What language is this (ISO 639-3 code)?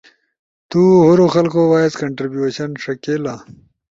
ush